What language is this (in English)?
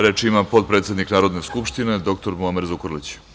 Serbian